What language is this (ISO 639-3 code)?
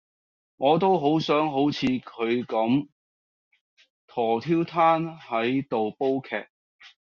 yue